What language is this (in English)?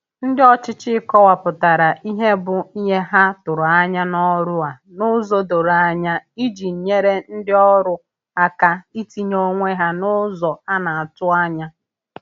Igbo